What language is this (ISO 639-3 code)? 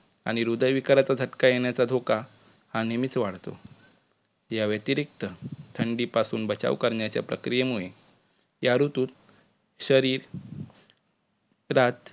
mar